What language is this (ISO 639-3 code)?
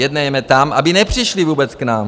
ces